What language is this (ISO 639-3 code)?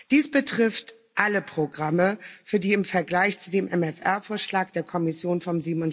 deu